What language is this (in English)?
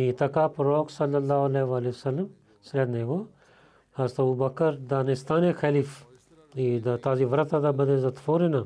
Bulgarian